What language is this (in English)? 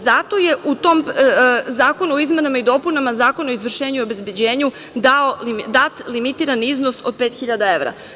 Serbian